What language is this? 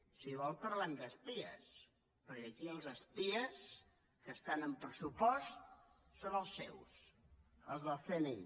Catalan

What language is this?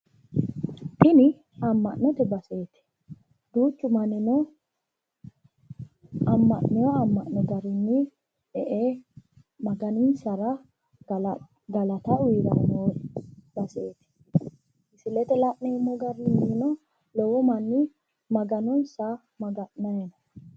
Sidamo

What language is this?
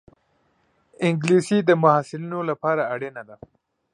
Pashto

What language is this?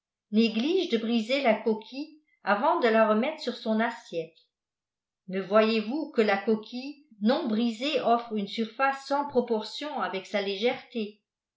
French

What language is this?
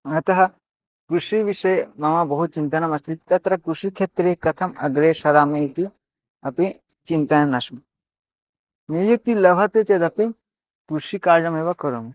Sanskrit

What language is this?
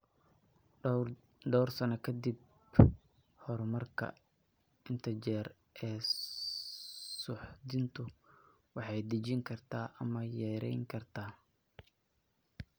Somali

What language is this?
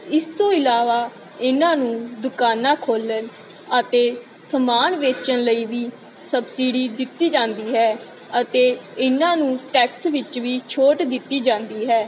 Punjabi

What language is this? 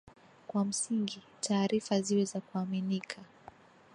Swahili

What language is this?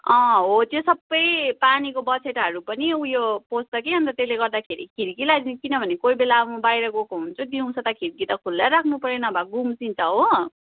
Nepali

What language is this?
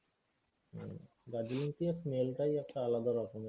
Bangla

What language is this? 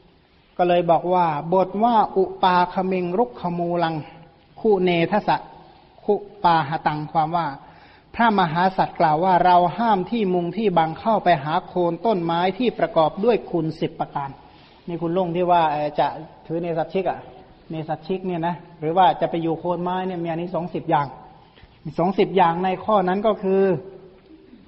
Thai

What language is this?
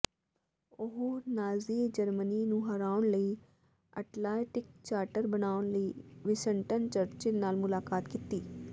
Punjabi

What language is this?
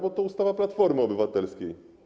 Polish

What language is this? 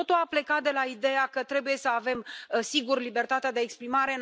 Romanian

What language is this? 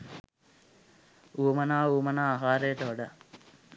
Sinhala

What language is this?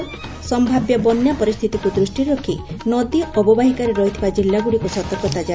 Odia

